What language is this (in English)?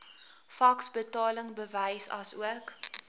Afrikaans